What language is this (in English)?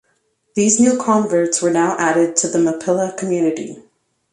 English